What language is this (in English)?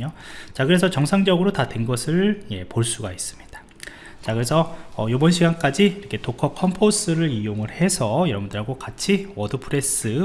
Korean